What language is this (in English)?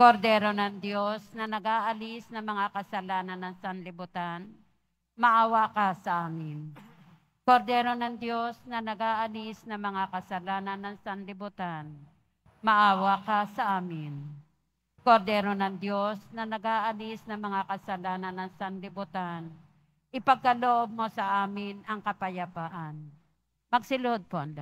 Filipino